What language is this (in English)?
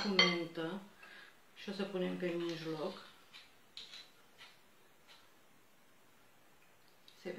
Romanian